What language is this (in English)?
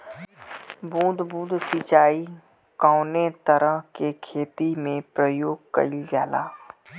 Bhojpuri